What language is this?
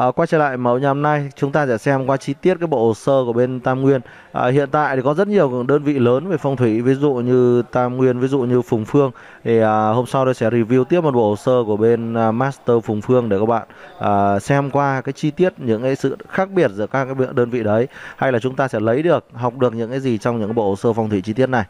Vietnamese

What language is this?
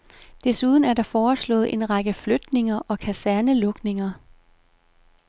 Danish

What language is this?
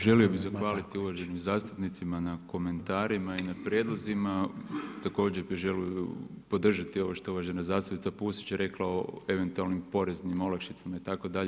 Croatian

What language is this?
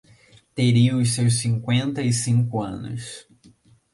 Portuguese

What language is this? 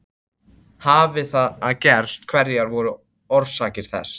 Icelandic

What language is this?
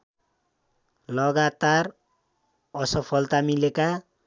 Nepali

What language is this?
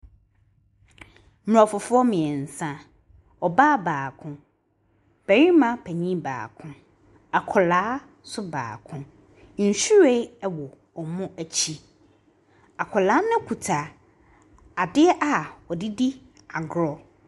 Akan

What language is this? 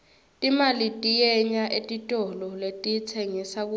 Swati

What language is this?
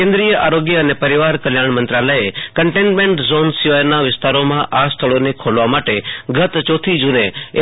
Gujarati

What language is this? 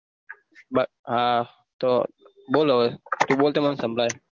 Gujarati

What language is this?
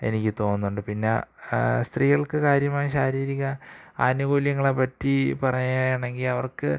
Malayalam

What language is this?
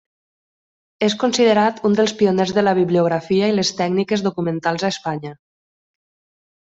Catalan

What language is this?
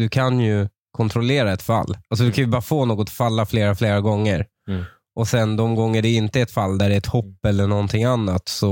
Swedish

